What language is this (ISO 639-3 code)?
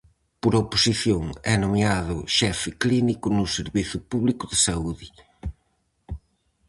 glg